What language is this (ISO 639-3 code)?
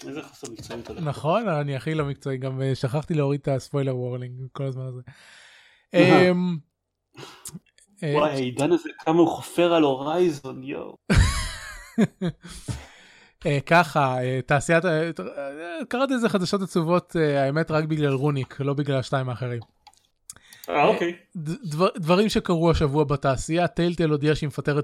heb